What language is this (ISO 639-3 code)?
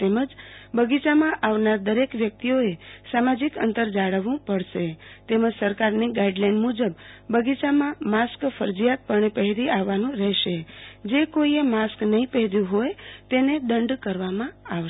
guj